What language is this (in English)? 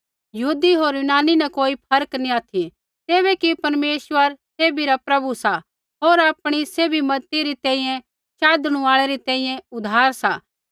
Kullu Pahari